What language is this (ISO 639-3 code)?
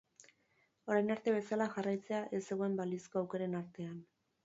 eus